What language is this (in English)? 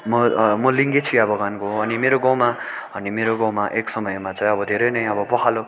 Nepali